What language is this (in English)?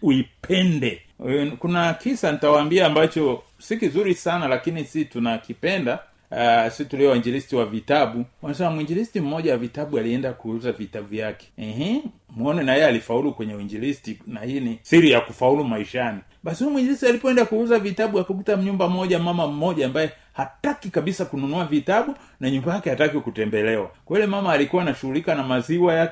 Swahili